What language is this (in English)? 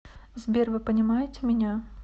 Russian